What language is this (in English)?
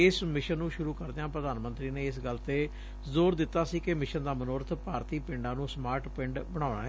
Punjabi